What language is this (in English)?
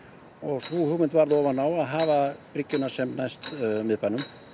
Icelandic